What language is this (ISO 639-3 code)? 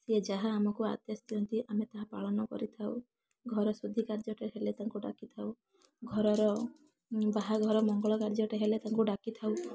ori